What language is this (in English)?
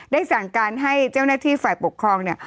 Thai